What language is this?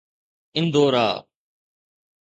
Sindhi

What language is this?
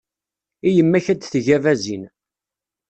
Kabyle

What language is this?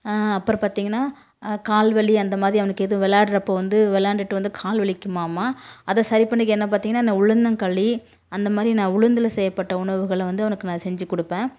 Tamil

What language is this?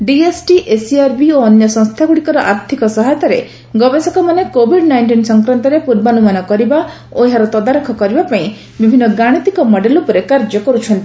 Odia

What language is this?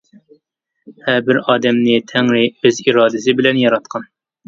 Uyghur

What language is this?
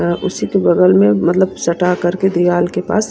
Hindi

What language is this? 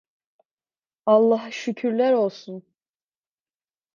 Turkish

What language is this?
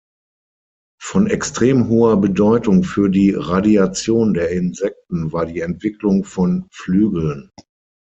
German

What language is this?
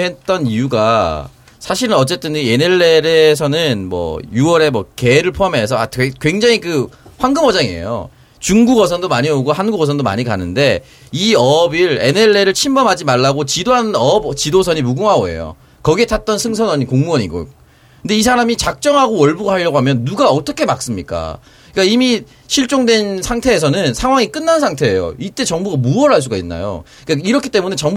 Korean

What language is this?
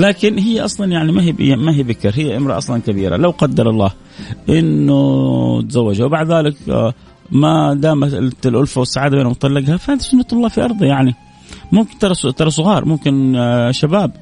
Arabic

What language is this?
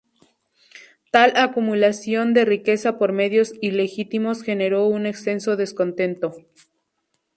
Spanish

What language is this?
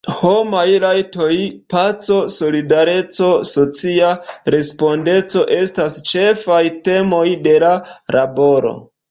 Esperanto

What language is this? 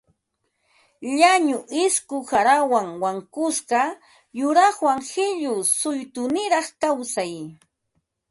Ambo-Pasco Quechua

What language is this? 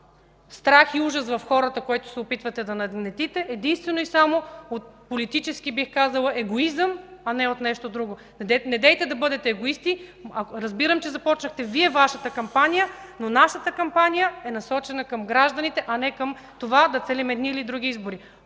Bulgarian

